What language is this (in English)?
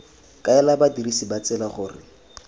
Tswana